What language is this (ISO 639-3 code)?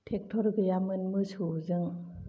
brx